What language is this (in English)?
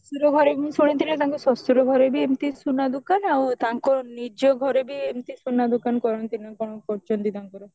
Odia